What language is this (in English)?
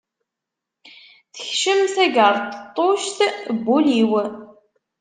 Kabyle